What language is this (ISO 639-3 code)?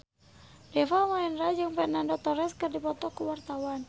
sun